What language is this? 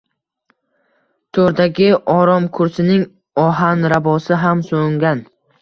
Uzbek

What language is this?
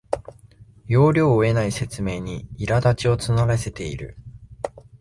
Japanese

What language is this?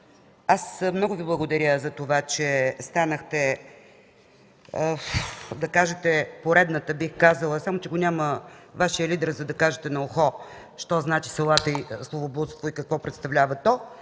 Bulgarian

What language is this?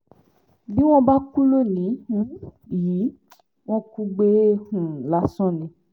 Yoruba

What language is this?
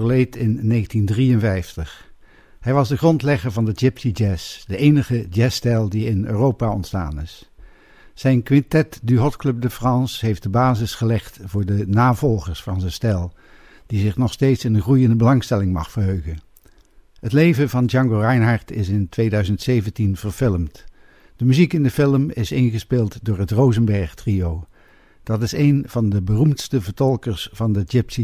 Dutch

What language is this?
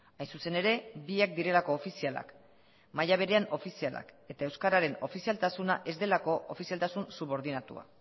Basque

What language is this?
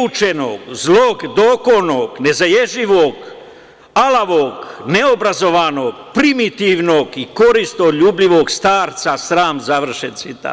Serbian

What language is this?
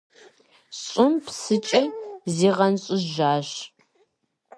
Kabardian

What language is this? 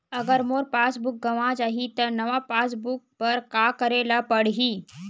Chhattisgarhi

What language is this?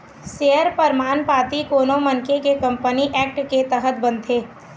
Chhattisgarhi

